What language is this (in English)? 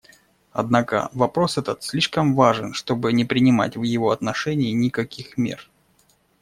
Russian